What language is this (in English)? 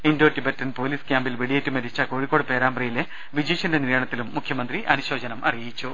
Malayalam